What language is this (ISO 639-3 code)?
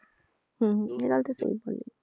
pan